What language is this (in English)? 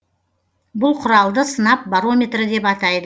Kazakh